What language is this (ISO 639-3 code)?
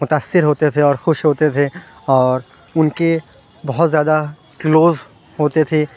urd